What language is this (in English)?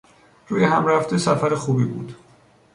Persian